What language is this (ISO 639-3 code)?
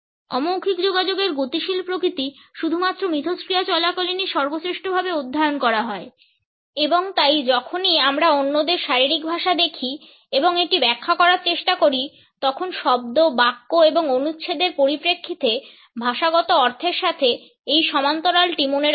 ben